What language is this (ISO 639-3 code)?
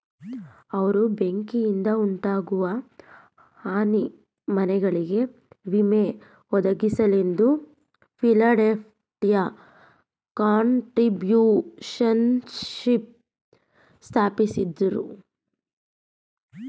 kan